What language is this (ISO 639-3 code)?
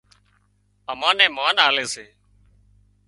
kxp